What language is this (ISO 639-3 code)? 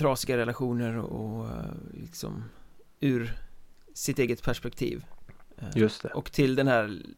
swe